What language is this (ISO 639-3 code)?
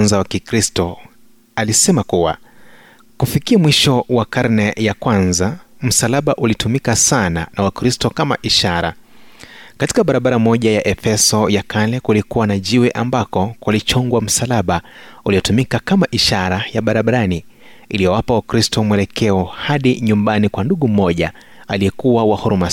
swa